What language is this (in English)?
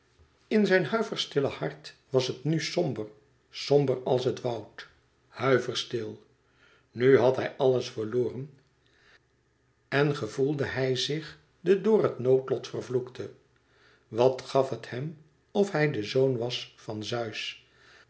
Dutch